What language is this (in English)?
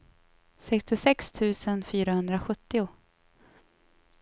Swedish